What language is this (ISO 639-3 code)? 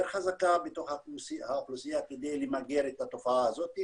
heb